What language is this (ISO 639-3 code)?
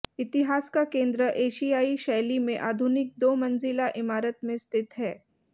hin